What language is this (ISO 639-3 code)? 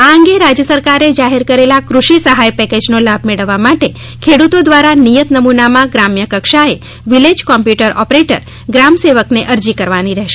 guj